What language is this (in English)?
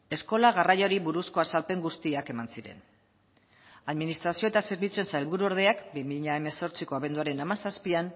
Basque